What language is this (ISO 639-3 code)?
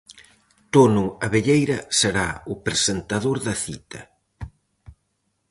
glg